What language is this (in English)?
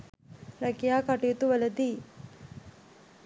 Sinhala